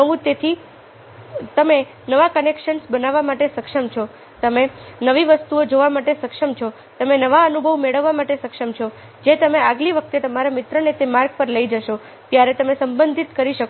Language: Gujarati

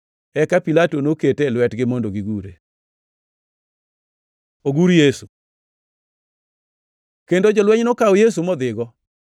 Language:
Luo (Kenya and Tanzania)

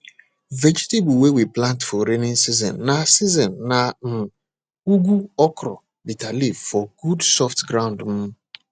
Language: Nigerian Pidgin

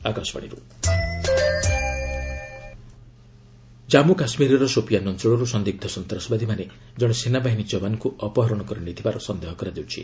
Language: Odia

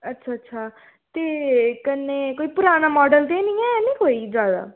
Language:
Dogri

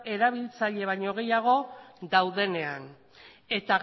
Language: Basque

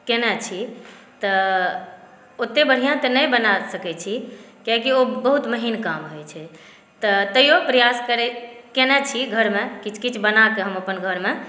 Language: Maithili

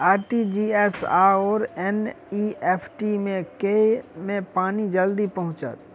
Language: Maithili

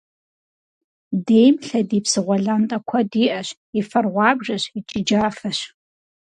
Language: Kabardian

